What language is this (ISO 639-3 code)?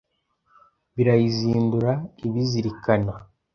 kin